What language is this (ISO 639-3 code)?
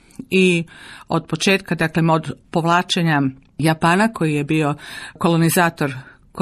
hrv